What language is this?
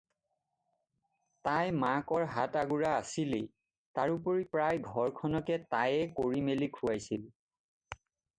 Assamese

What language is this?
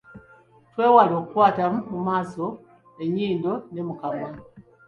Ganda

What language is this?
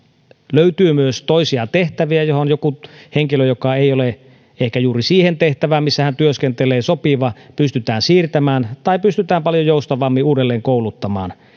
Finnish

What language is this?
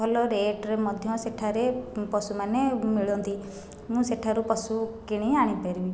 Odia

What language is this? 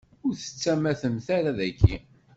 Kabyle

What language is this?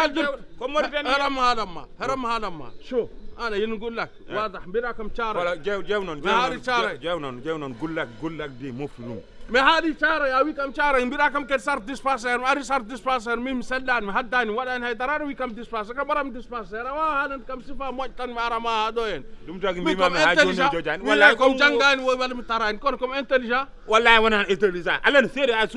Arabic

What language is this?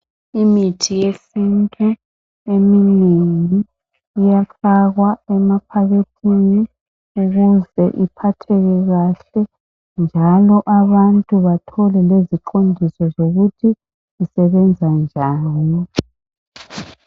North Ndebele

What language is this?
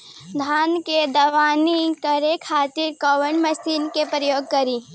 Bhojpuri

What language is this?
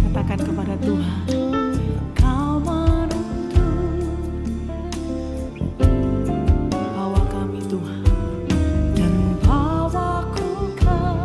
Indonesian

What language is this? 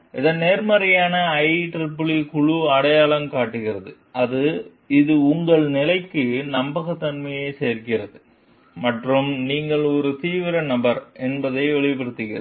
Tamil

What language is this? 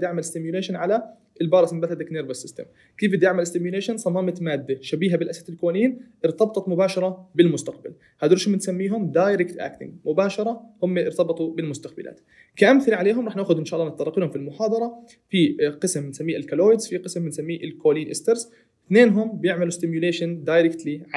Arabic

